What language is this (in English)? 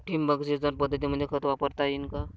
Marathi